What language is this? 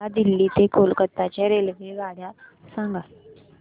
Marathi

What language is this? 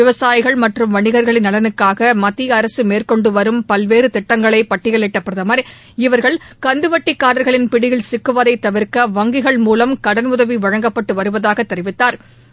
Tamil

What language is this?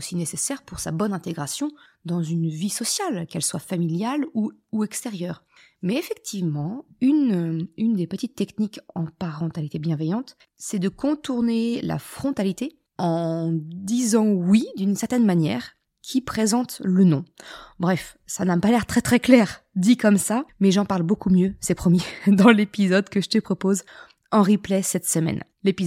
French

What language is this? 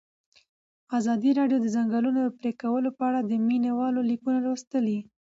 Pashto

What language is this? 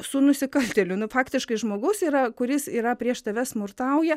Lithuanian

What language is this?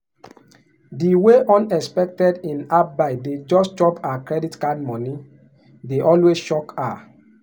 Nigerian Pidgin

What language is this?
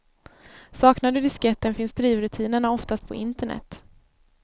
Swedish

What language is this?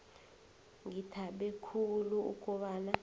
South Ndebele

